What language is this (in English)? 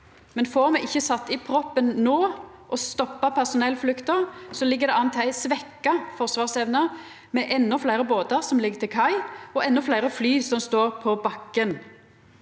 Norwegian